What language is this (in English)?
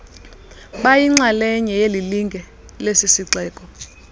Xhosa